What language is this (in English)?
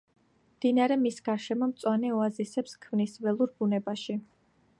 Georgian